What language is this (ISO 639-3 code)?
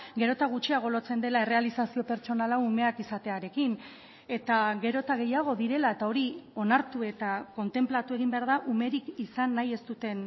eus